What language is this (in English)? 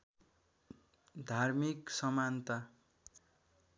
Nepali